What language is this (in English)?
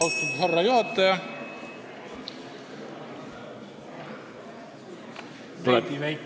Estonian